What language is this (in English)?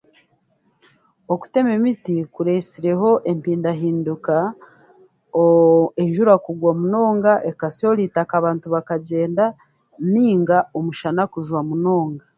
Chiga